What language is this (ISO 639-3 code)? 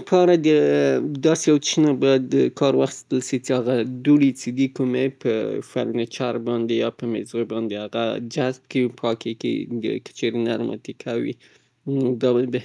pbt